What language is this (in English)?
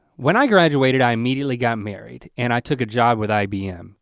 English